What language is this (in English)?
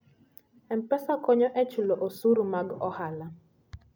Luo (Kenya and Tanzania)